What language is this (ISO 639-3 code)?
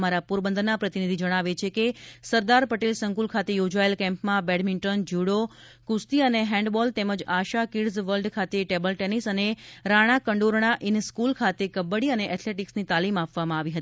guj